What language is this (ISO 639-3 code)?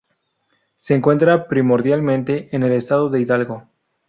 spa